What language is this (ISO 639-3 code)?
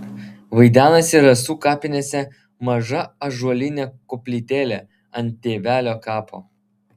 lit